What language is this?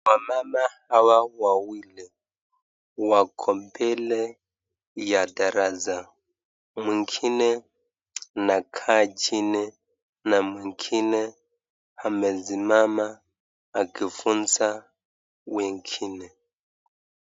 Swahili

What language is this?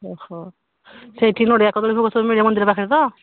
Odia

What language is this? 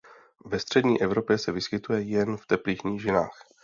Czech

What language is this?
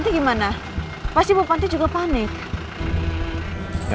Indonesian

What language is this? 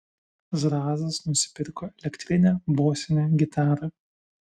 Lithuanian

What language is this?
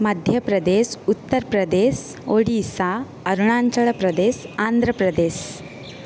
Sanskrit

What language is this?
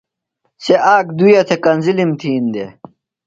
Phalura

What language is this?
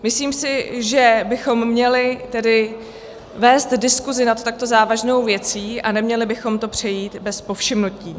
Czech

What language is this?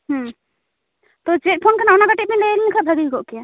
Santali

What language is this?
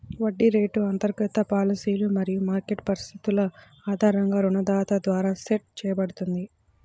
Telugu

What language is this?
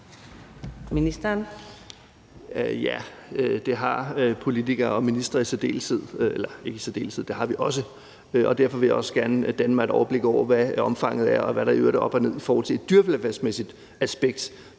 Danish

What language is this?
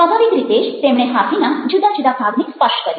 Gujarati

